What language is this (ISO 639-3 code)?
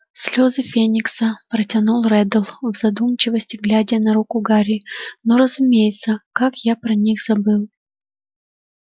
rus